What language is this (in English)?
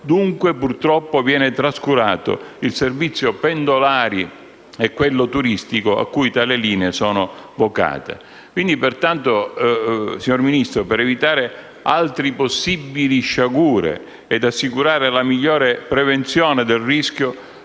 Italian